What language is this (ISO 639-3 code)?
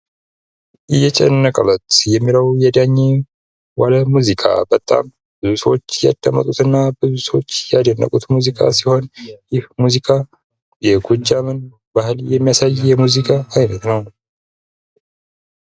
amh